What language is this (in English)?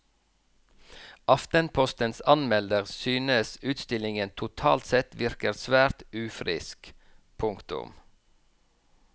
Norwegian